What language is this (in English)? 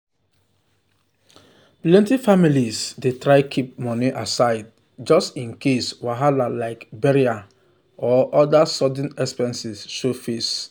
Nigerian Pidgin